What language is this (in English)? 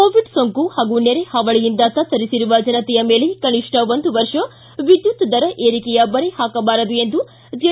Kannada